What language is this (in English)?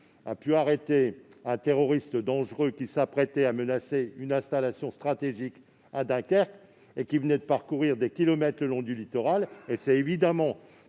French